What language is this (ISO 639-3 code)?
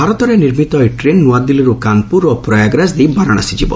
ori